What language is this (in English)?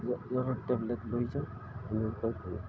Assamese